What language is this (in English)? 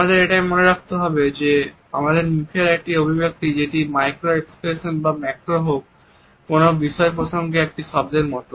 Bangla